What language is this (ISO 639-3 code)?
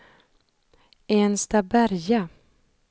swe